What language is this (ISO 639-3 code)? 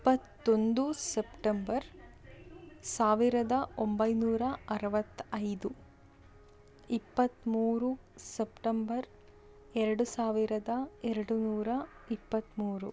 kan